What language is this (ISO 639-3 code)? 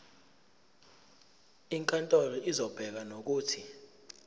zul